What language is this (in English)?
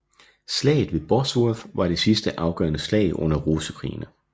Danish